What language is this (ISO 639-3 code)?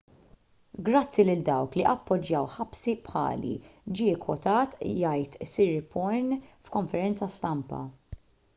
mlt